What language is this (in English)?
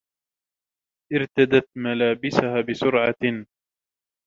Arabic